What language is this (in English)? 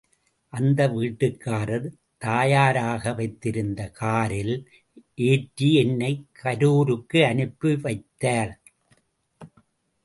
Tamil